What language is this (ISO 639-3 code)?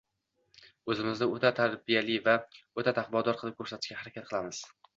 uzb